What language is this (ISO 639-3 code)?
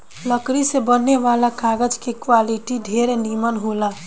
bho